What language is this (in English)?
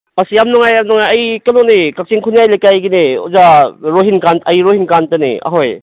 Manipuri